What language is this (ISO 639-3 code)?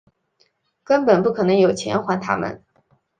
zho